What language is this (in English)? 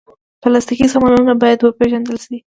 Pashto